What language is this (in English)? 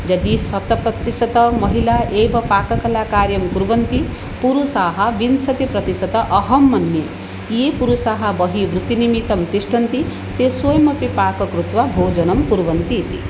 Sanskrit